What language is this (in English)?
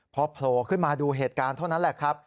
Thai